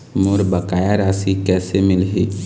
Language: Chhattisgarhi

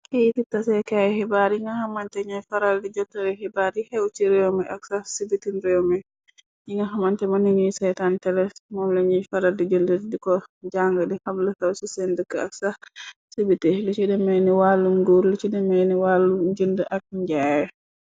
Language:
Wolof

